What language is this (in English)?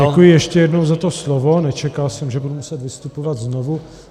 Czech